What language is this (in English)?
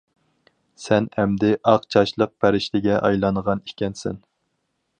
Uyghur